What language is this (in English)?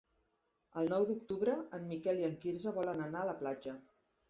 Catalan